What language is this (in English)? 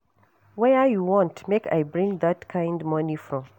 Nigerian Pidgin